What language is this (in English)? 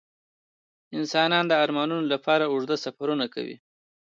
Pashto